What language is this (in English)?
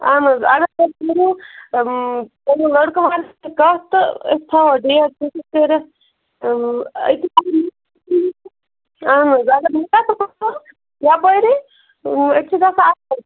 Kashmiri